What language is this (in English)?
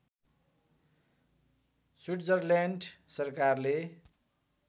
Nepali